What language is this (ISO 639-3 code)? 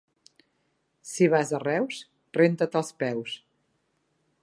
cat